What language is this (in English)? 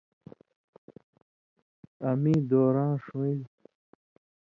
Indus Kohistani